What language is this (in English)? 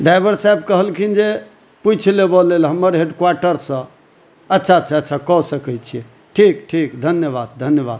Maithili